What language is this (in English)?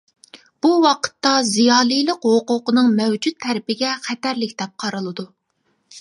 Uyghur